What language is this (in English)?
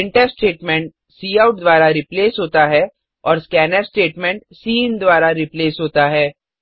Hindi